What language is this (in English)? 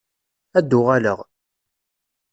Kabyle